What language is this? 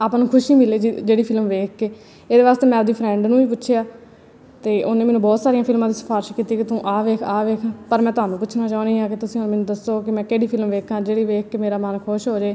Punjabi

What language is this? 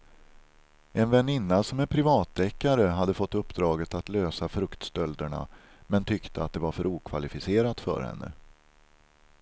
Swedish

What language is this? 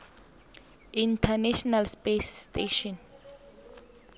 South Ndebele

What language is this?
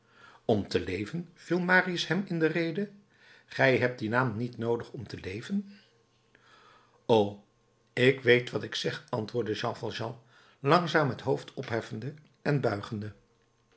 Dutch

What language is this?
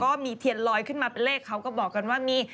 Thai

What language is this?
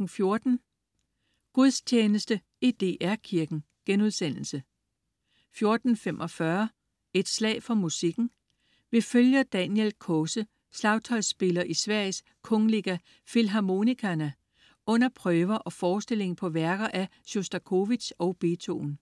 Danish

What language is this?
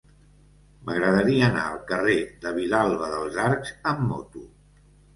Catalan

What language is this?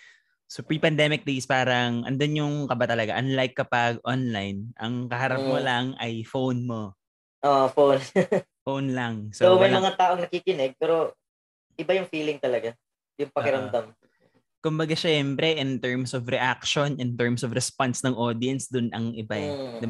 Filipino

